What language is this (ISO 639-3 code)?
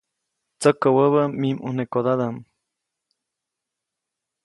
zoc